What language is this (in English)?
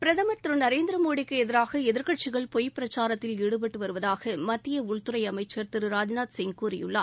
Tamil